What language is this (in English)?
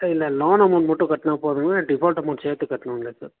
Tamil